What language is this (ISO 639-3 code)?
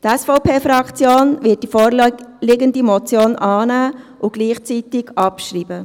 gsw